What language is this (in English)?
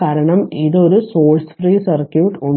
Malayalam